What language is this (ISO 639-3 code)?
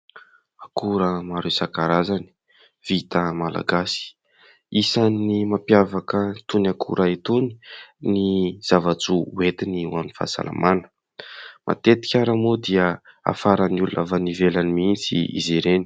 mlg